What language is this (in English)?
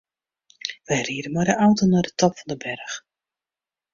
Western Frisian